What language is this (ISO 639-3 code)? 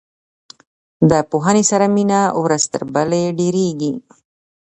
pus